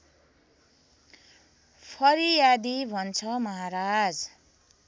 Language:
Nepali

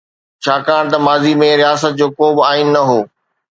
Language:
Sindhi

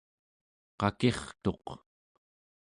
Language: Central Yupik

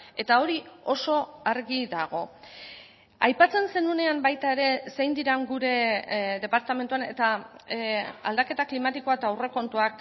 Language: Basque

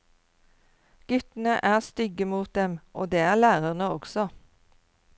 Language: Norwegian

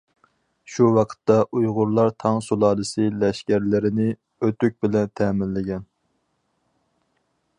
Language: Uyghur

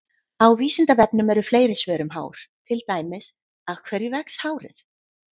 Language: Icelandic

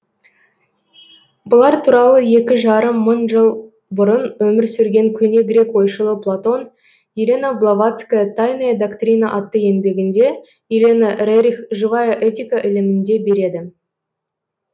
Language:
Kazakh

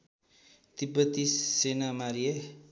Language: Nepali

